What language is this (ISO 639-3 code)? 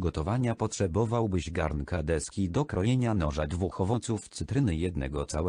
pol